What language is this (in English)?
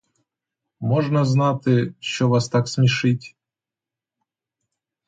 Ukrainian